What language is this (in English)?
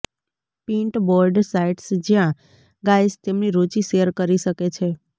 Gujarati